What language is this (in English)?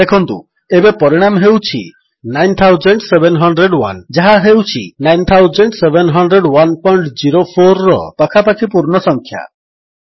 Odia